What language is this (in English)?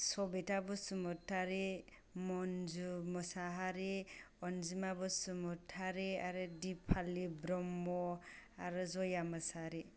Bodo